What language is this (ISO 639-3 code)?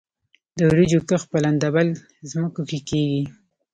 pus